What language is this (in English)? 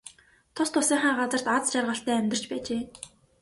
Mongolian